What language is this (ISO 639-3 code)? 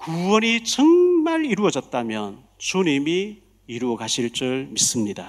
kor